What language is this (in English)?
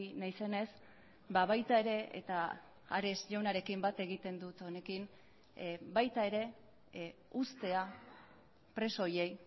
Basque